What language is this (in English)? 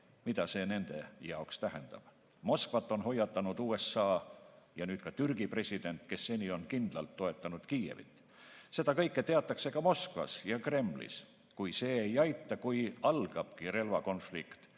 Estonian